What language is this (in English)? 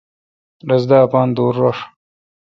Kalkoti